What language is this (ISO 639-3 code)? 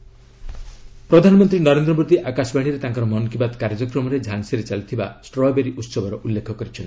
ori